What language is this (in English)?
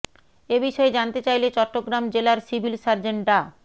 Bangla